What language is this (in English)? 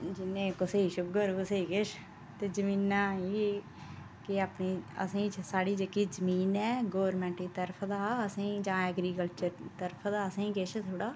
Dogri